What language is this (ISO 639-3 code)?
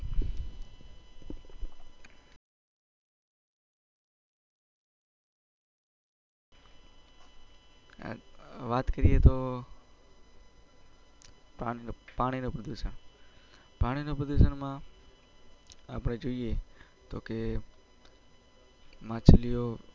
guj